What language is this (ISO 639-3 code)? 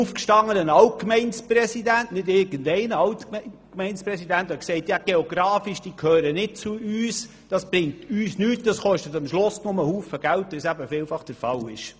gsw